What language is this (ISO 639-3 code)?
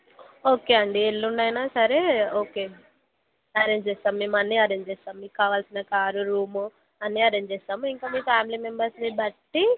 tel